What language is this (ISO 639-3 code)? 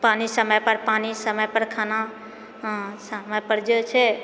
mai